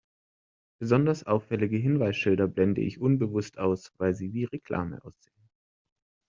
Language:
German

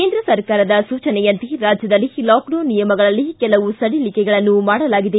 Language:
Kannada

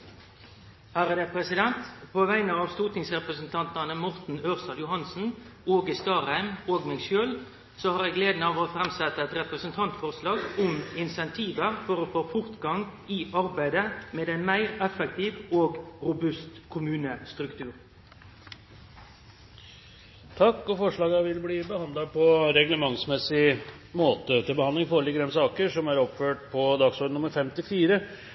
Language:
Norwegian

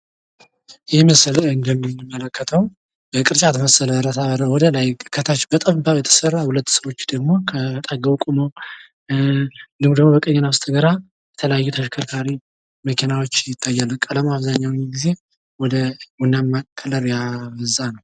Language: Amharic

